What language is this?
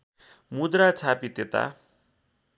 Nepali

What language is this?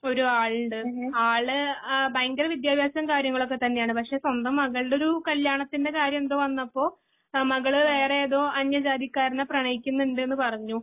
Malayalam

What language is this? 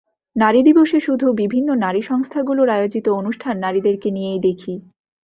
Bangla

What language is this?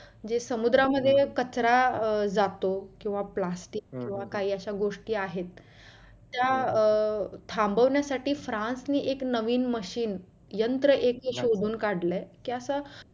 Marathi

